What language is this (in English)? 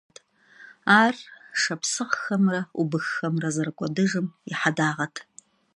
Kabardian